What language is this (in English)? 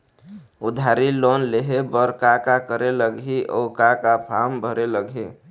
Chhattisgarhi